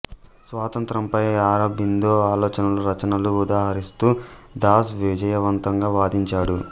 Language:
Telugu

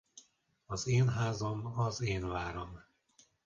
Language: Hungarian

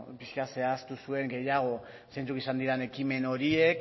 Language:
Basque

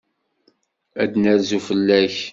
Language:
Kabyle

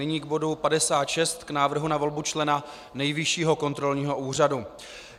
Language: Czech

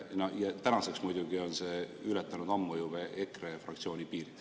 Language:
Estonian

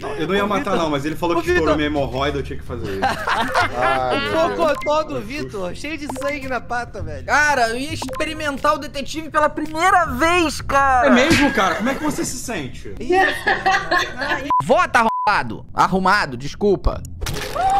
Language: Portuguese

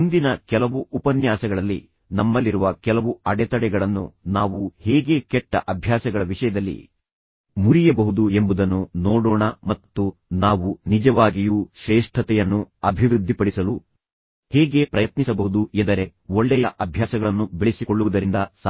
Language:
Kannada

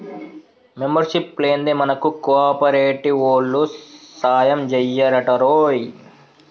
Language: Telugu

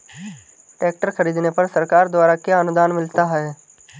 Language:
Hindi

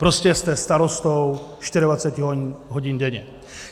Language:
Czech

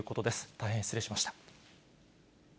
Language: Japanese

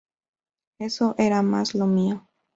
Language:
Spanish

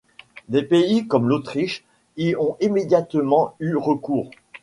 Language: French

